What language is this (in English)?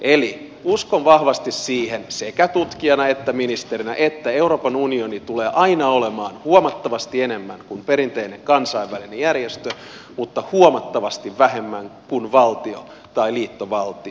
Finnish